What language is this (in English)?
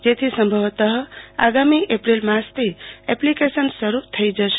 Gujarati